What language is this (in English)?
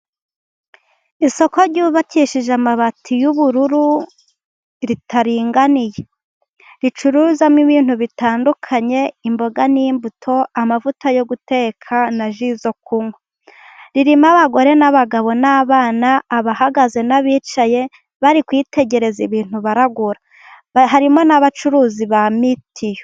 Kinyarwanda